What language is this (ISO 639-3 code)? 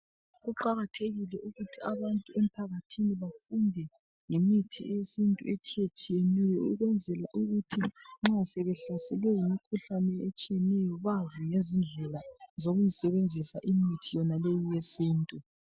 nde